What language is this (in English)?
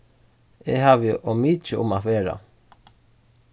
Faroese